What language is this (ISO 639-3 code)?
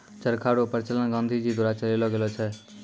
mai